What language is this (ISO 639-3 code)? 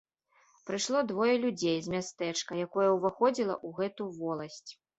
bel